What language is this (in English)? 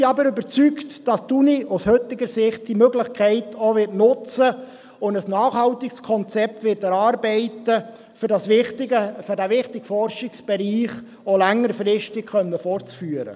Swiss German